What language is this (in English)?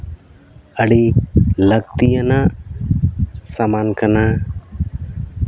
Santali